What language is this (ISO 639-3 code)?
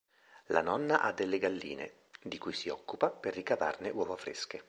ita